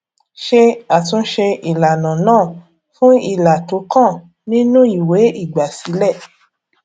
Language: Yoruba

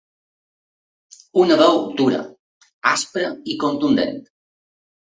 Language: Catalan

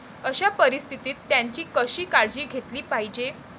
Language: Marathi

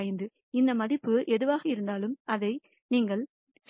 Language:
Tamil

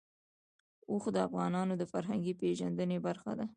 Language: Pashto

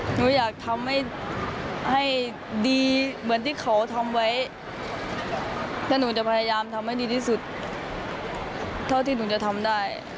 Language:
Thai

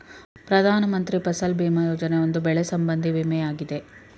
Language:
Kannada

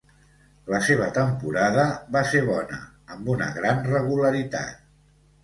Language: Catalan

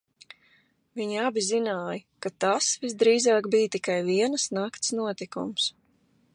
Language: Latvian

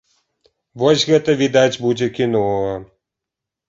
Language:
Belarusian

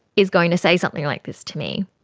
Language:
English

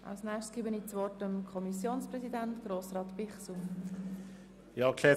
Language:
Swiss German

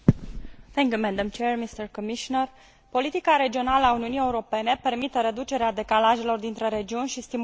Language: Romanian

